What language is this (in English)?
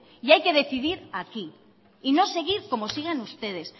Spanish